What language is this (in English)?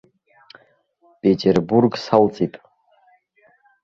Abkhazian